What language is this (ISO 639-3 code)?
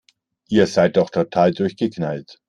deu